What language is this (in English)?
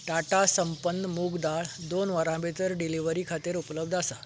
Konkani